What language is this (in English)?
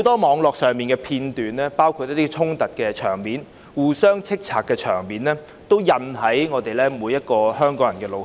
Cantonese